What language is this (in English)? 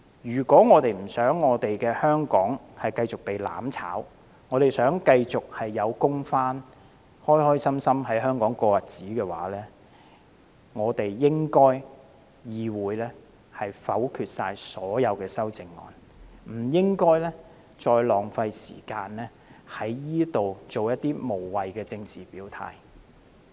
Cantonese